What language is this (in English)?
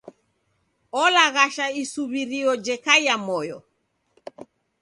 Taita